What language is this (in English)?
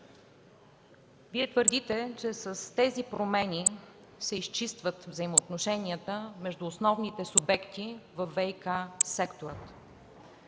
Bulgarian